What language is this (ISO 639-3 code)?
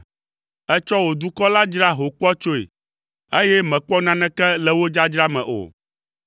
ewe